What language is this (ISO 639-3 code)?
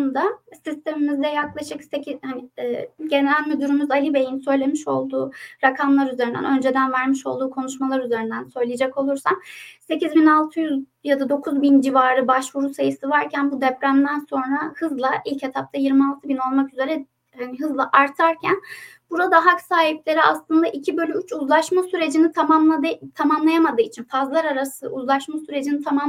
tur